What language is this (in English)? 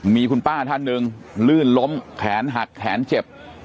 Thai